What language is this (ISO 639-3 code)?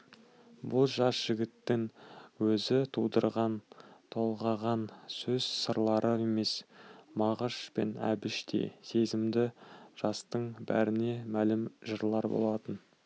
kaz